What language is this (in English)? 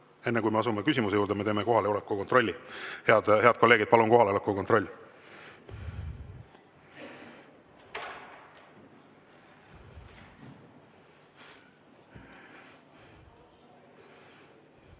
Estonian